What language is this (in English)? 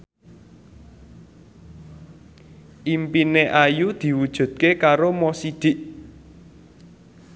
Javanese